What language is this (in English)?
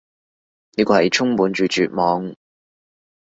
Cantonese